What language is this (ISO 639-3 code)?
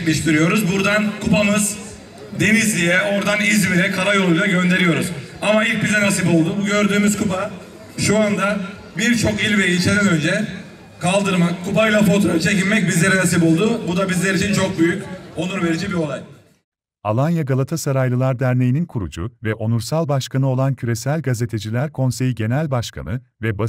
tur